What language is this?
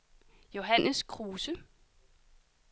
Danish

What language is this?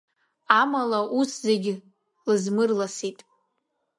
Abkhazian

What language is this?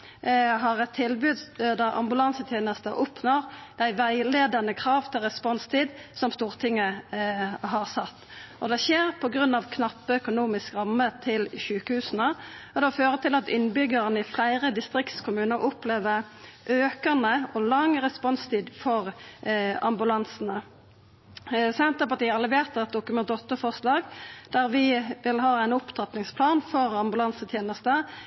Norwegian Nynorsk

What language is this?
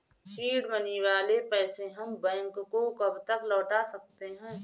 Hindi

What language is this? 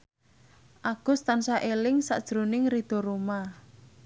Javanese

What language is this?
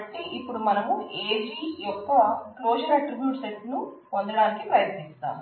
Telugu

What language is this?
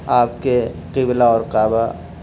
Urdu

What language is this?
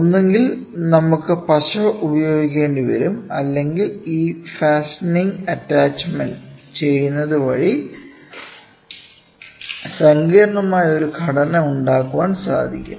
Malayalam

